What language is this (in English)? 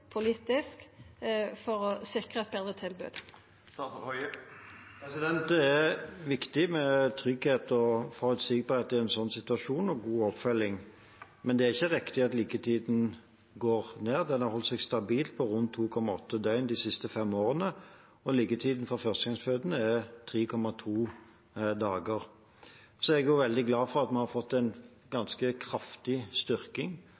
Norwegian